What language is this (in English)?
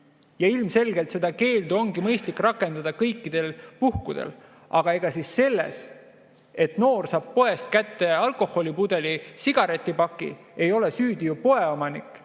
Estonian